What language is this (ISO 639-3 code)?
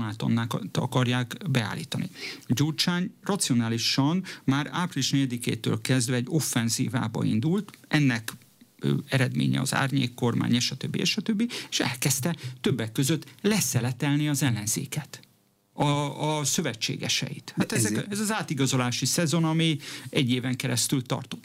hun